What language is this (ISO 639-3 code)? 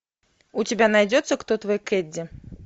rus